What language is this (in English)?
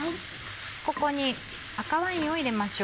Japanese